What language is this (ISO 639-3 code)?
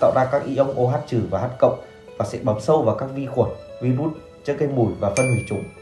vie